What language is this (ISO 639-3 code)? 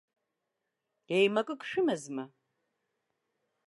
abk